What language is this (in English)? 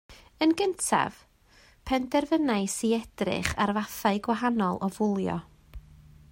Welsh